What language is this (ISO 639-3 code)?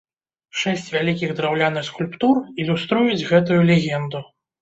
bel